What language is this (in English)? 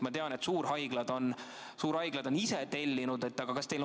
Estonian